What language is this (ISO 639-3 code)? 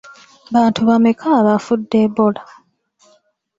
lug